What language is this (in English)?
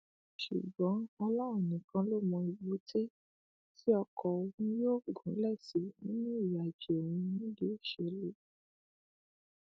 Yoruba